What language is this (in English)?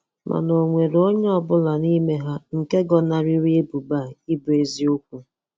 Igbo